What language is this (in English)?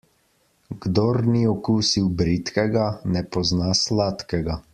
Slovenian